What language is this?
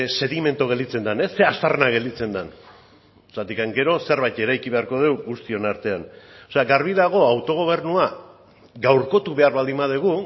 Basque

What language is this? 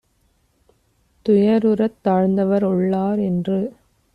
Tamil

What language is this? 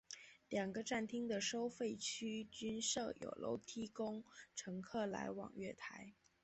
Chinese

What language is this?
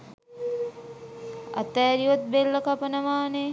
Sinhala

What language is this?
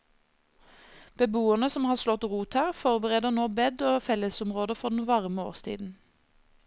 Norwegian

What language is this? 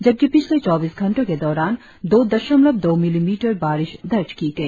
Hindi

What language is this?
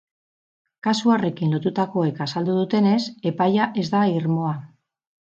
Basque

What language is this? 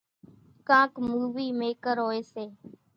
Kachi Koli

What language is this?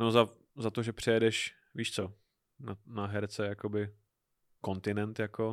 Czech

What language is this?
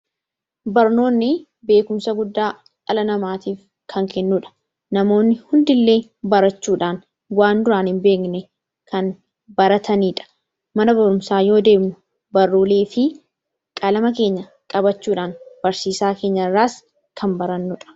Oromo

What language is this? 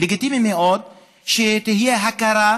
Hebrew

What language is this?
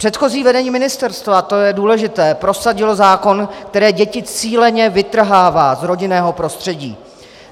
Czech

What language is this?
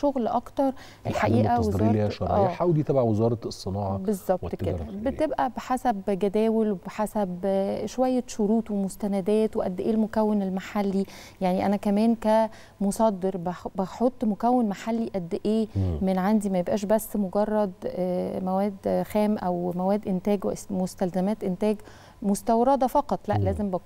Arabic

